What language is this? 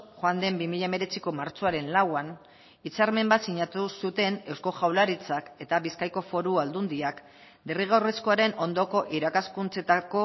Basque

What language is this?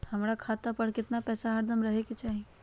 Magahi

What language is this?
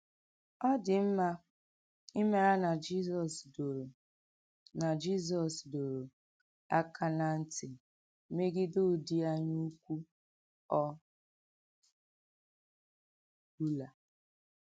Igbo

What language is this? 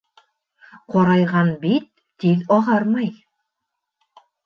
Bashkir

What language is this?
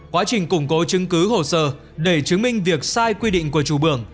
Vietnamese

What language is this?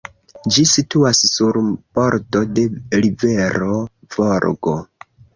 Esperanto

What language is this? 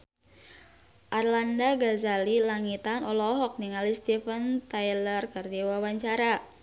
Sundanese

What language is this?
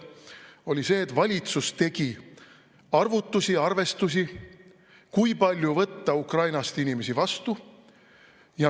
Estonian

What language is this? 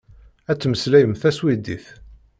Kabyle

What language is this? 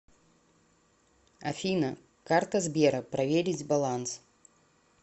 Russian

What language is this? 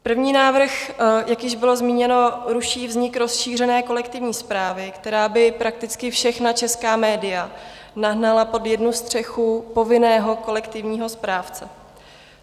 Czech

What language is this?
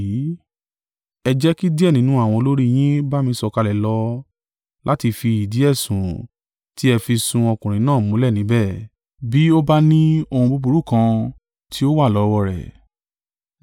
Yoruba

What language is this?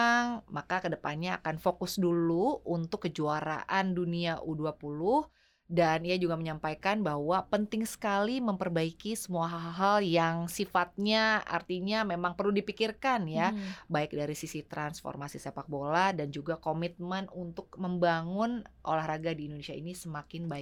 Indonesian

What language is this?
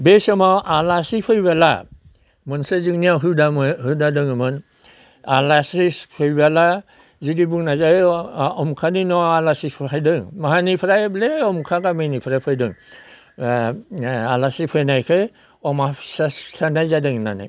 Bodo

